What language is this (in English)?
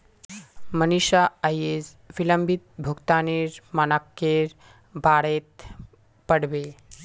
Magahi